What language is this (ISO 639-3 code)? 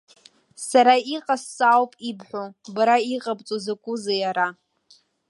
abk